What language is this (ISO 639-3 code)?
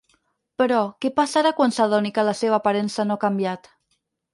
cat